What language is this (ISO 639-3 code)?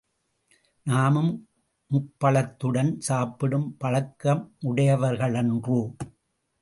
tam